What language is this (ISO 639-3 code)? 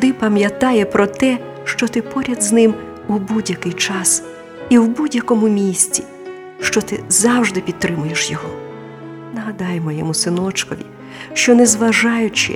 ukr